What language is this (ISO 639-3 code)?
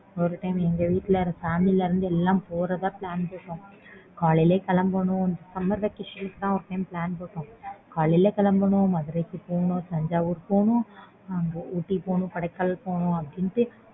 tam